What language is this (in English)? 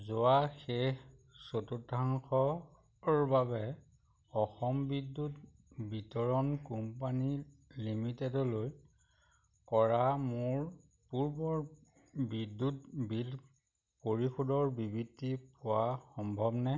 Assamese